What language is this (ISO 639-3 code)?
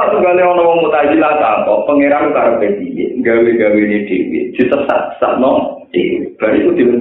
ind